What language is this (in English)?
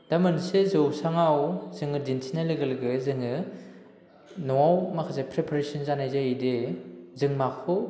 Bodo